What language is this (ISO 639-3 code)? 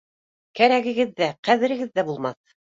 bak